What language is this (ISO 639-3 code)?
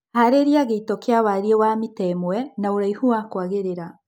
kik